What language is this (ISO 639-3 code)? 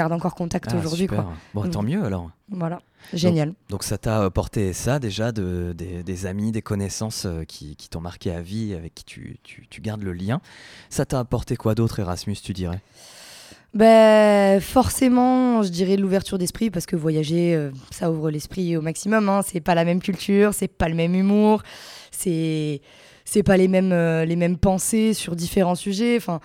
fra